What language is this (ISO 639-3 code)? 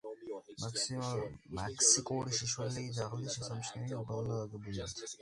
kat